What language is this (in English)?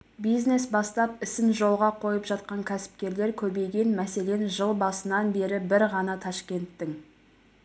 Kazakh